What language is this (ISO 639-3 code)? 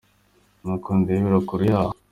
kin